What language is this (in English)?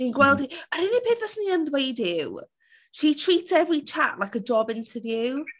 Welsh